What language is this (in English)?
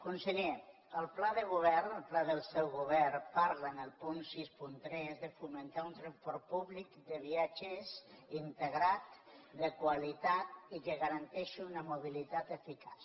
Catalan